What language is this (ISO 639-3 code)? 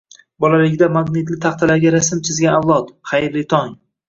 uzb